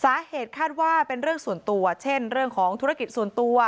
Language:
Thai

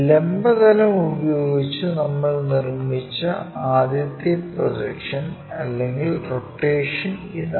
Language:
Malayalam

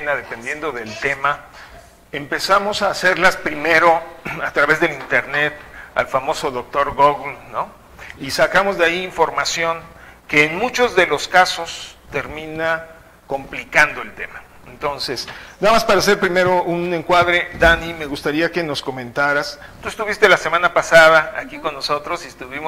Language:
Spanish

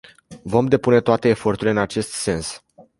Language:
Romanian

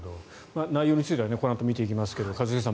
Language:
Japanese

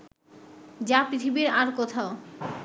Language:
Bangla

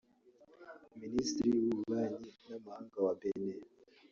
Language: Kinyarwanda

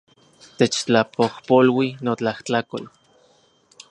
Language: Central Puebla Nahuatl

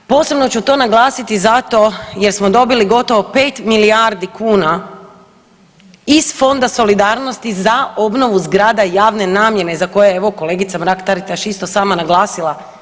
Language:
Croatian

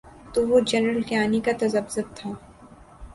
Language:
Urdu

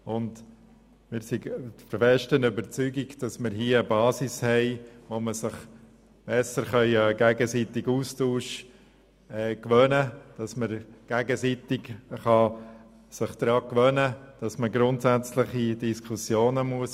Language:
Swiss German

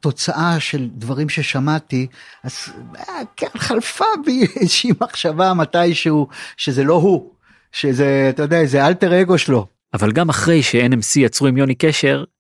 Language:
Hebrew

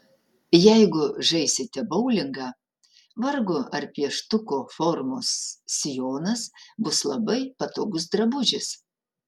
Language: Lithuanian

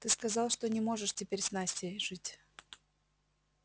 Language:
Russian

